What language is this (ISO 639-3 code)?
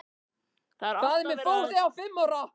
isl